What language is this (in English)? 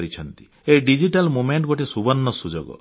Odia